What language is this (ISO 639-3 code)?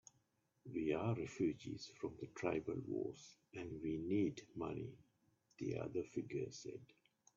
eng